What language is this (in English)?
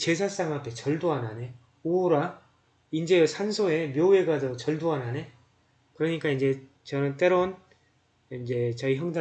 Korean